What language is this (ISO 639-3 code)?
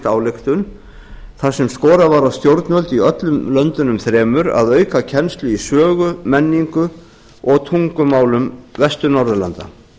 isl